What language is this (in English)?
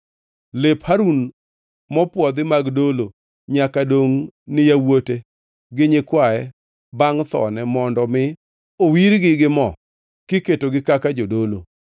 Luo (Kenya and Tanzania)